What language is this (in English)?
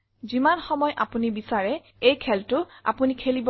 Assamese